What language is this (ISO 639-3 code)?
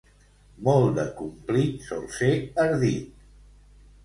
cat